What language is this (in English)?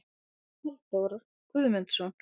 Icelandic